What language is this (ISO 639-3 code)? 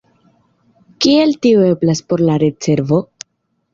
epo